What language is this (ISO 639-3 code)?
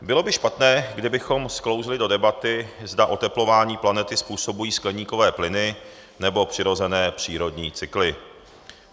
ces